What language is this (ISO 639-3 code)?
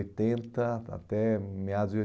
por